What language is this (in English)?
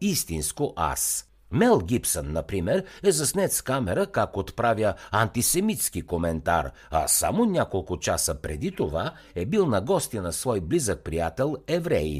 Bulgarian